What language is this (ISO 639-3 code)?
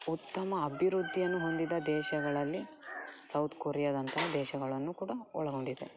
kan